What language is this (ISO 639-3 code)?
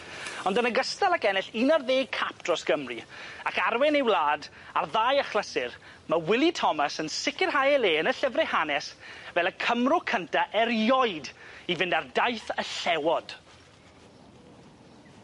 cym